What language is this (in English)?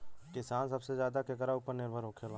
Bhojpuri